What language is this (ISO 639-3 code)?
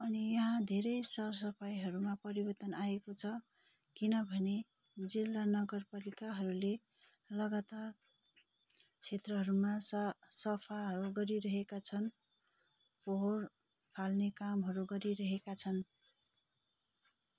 nep